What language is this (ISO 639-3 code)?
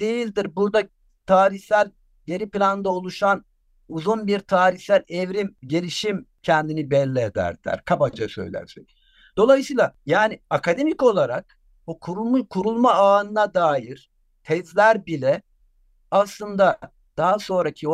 tur